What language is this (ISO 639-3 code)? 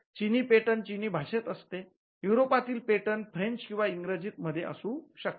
mar